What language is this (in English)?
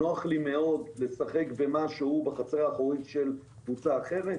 Hebrew